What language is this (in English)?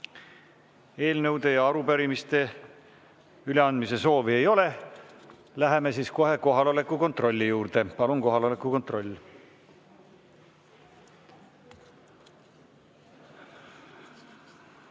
Estonian